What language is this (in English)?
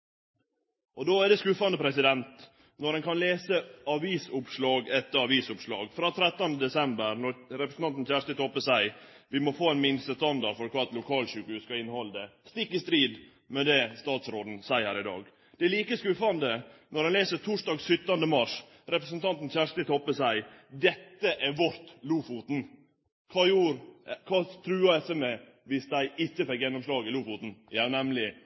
Norwegian Nynorsk